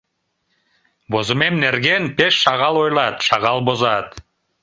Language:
Mari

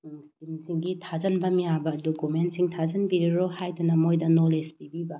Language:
Manipuri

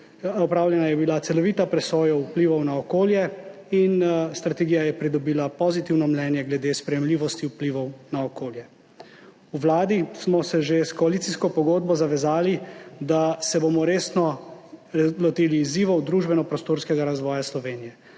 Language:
Slovenian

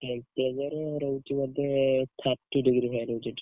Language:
Odia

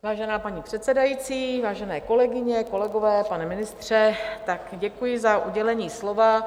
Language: Czech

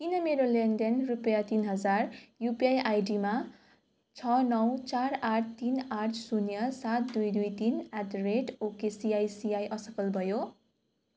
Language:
Nepali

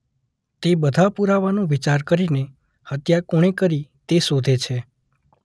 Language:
Gujarati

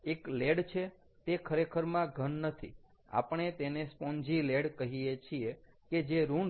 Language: Gujarati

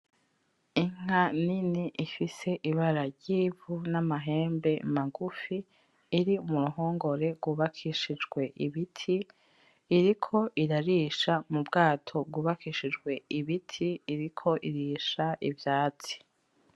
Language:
Rundi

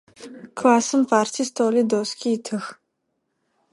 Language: Adyghe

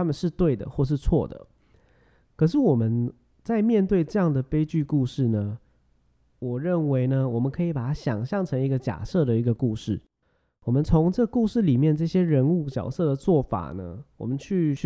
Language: Chinese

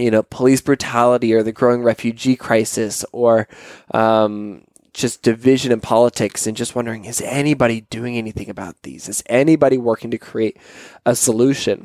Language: English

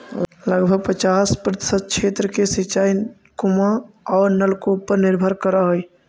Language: Magahi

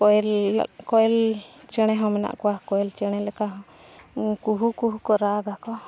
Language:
Santali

